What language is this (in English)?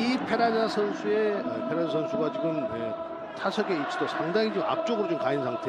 Korean